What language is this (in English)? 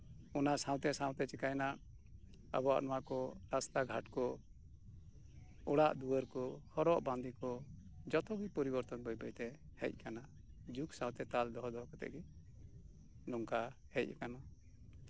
Santali